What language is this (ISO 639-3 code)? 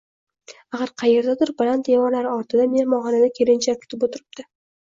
uzb